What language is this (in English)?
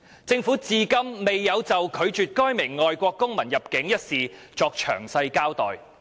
Cantonese